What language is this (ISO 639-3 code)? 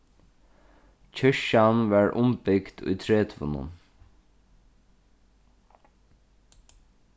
fao